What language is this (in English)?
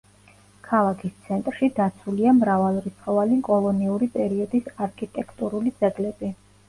Georgian